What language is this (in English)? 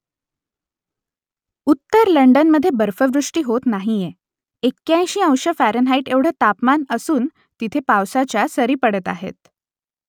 Marathi